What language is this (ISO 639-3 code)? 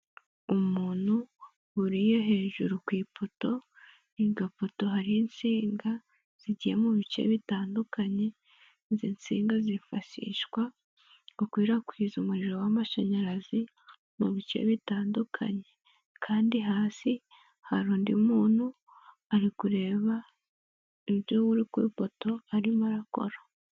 kin